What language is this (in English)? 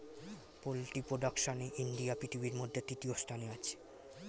Bangla